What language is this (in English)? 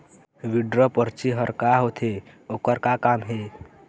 Chhattisgarhi